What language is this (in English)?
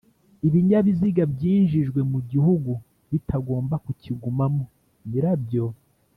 Kinyarwanda